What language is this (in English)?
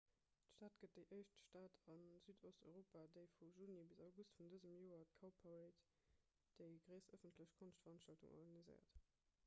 Luxembourgish